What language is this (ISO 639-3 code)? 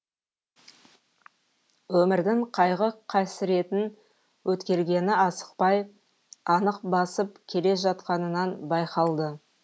kaz